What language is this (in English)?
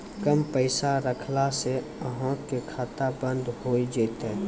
Maithili